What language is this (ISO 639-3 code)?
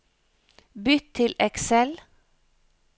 nor